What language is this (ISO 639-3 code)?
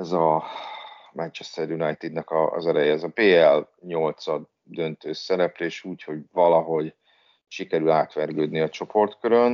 hun